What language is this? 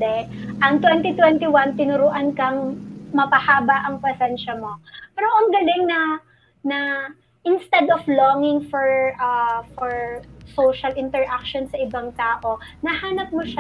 Filipino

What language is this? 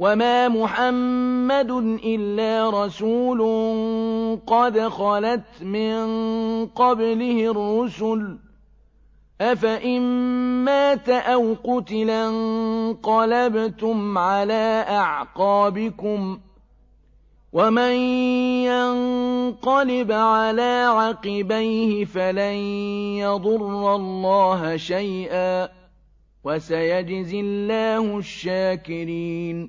Arabic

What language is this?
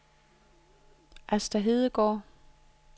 Danish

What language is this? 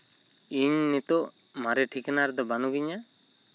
Santali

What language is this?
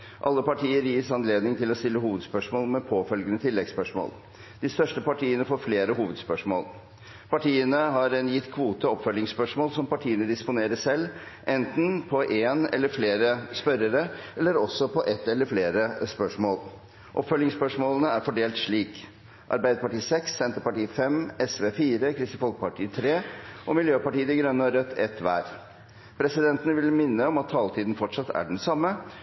Norwegian Bokmål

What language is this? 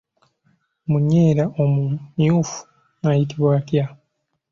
Ganda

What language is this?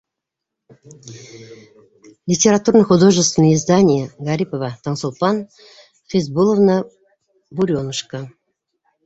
Bashkir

